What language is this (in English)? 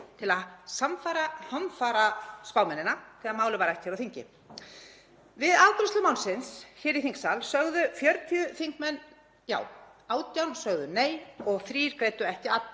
Icelandic